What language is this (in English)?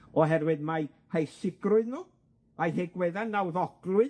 Welsh